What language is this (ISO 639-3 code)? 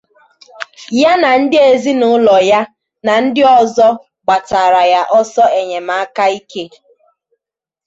ibo